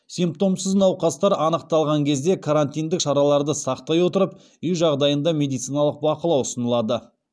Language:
Kazakh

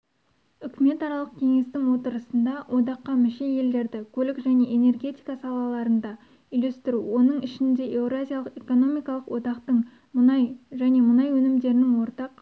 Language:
Kazakh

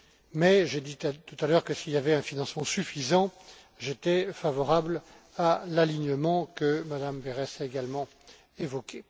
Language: French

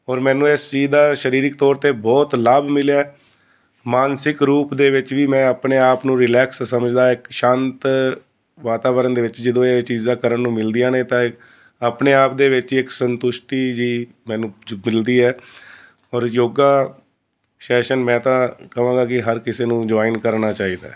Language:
Punjabi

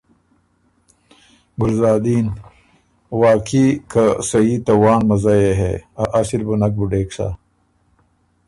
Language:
Ormuri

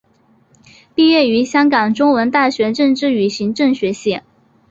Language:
Chinese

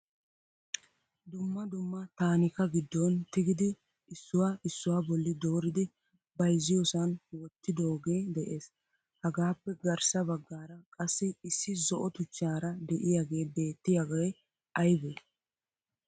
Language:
Wolaytta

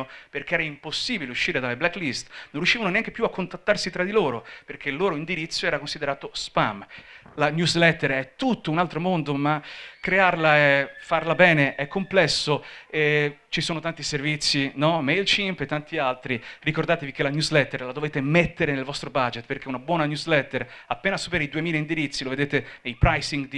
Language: Italian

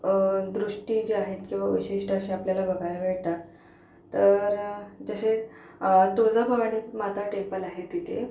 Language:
Marathi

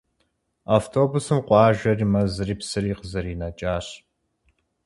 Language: Kabardian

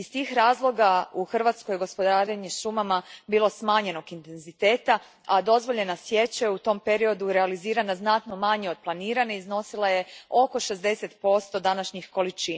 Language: Croatian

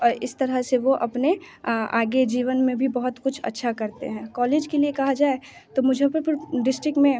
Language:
Hindi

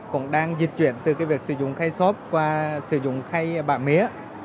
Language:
Vietnamese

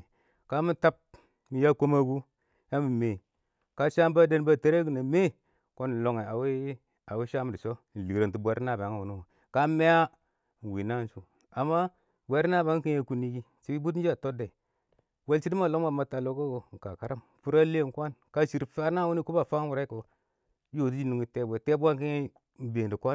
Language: Awak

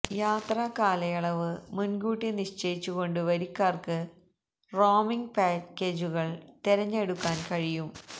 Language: Malayalam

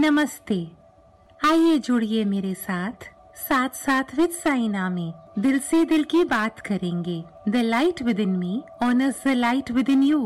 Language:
Hindi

